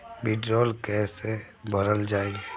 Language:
Bhojpuri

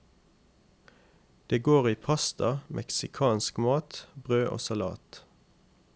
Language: Norwegian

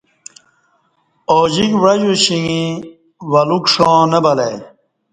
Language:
Kati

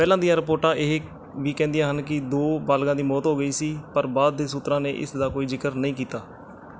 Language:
Punjabi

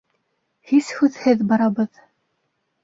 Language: Bashkir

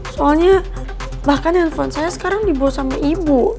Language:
Indonesian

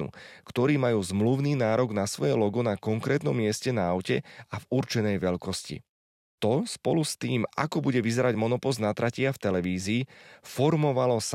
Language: Slovak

